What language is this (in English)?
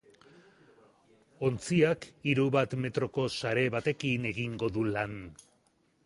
Basque